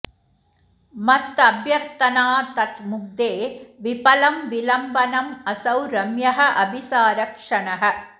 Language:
Sanskrit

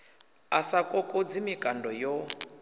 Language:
Venda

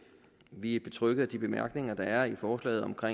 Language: Danish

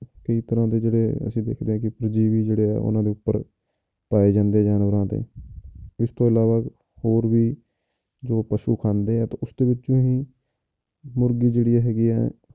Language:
Punjabi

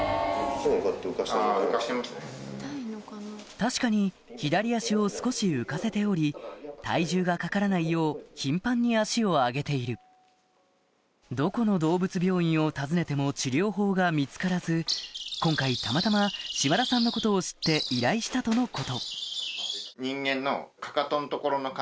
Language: Japanese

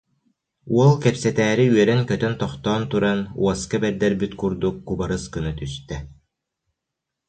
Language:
Yakut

